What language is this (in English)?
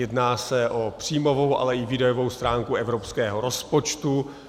Czech